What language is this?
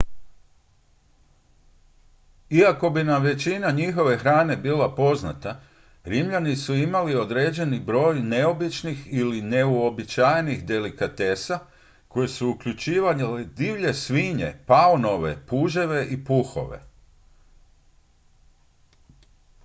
Croatian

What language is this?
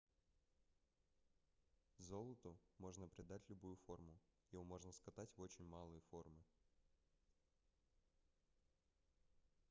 Russian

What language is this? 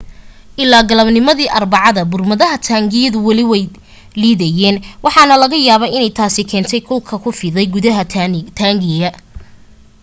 Somali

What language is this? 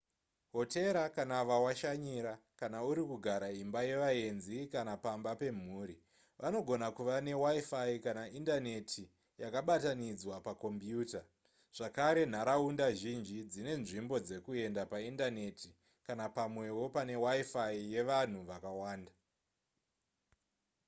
Shona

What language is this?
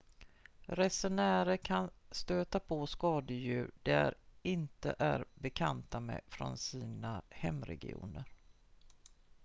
Swedish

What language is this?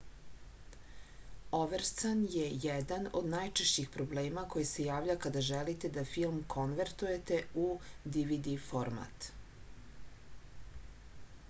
Serbian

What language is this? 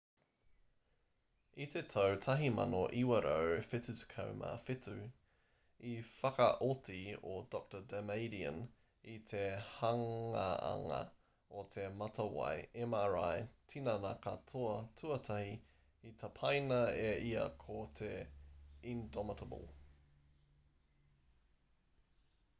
Māori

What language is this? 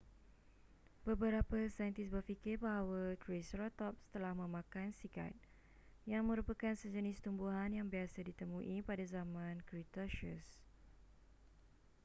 Malay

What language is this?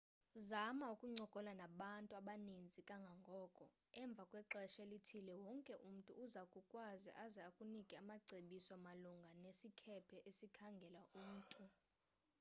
Xhosa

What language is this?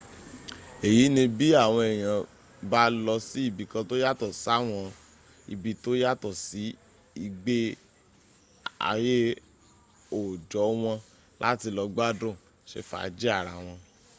Yoruba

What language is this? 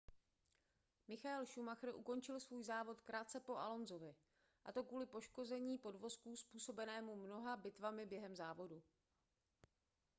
Czech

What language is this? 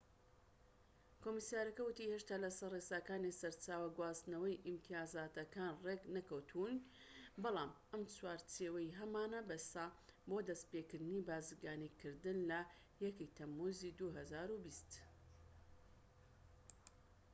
Central Kurdish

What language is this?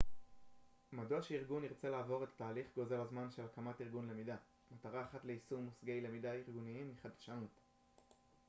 Hebrew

